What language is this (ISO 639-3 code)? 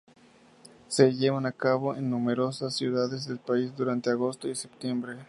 spa